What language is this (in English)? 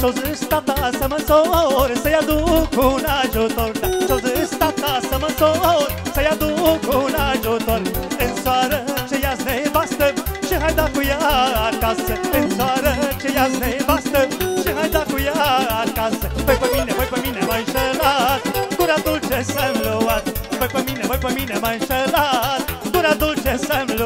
Romanian